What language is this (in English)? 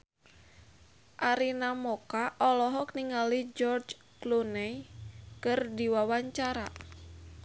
Sundanese